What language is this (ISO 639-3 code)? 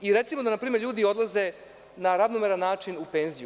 srp